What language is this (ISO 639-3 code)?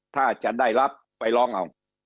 tha